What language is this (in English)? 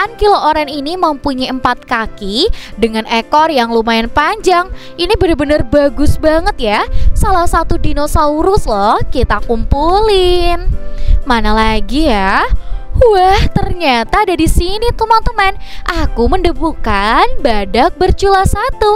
Indonesian